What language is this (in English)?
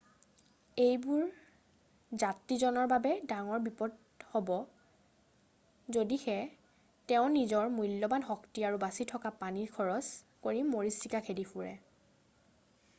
Assamese